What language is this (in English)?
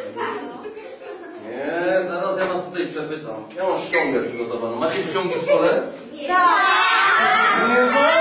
Polish